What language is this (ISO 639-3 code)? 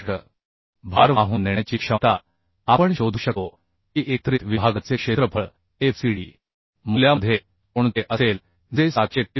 mar